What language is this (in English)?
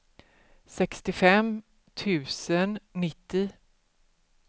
Swedish